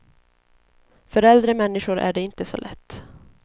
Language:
Swedish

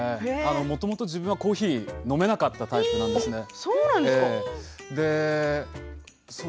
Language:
Japanese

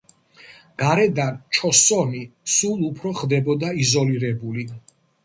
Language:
Georgian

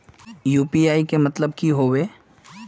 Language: Magahi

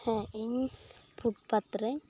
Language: Santali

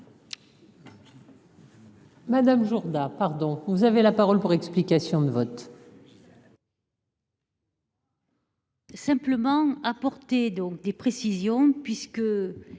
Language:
French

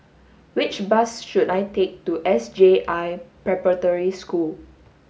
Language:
English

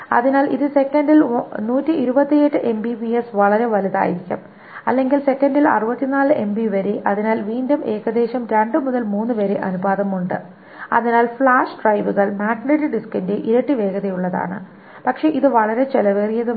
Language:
Malayalam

